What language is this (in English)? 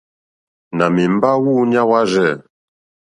Mokpwe